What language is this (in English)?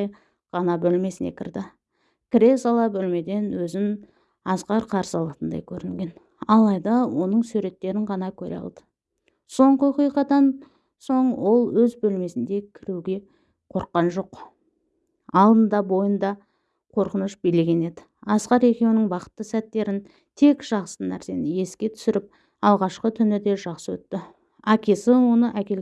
Turkish